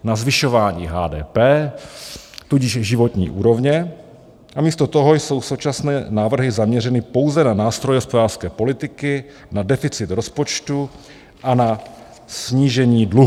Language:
Czech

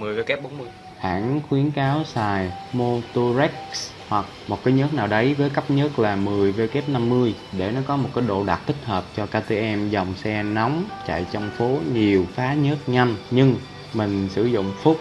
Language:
Vietnamese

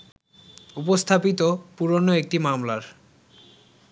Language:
Bangla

